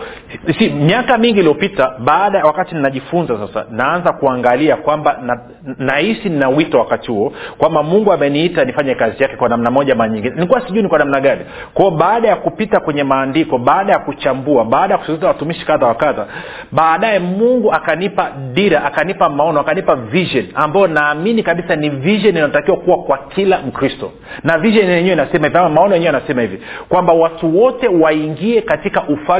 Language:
Swahili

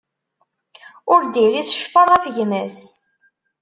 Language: Kabyle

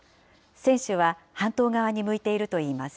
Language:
Japanese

